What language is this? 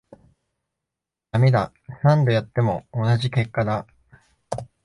Japanese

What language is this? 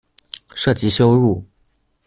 Chinese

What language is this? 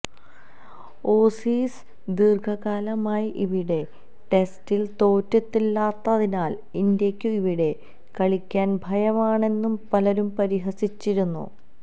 Malayalam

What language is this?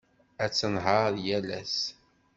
Kabyle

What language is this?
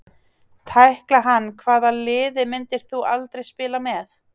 Icelandic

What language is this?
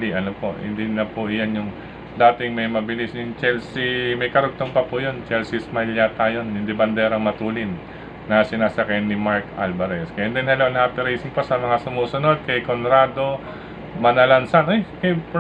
Filipino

